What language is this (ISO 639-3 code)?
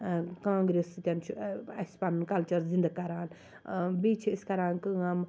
kas